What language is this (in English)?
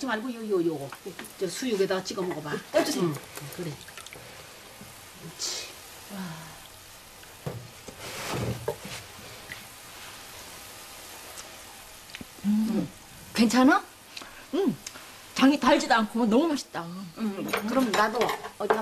Korean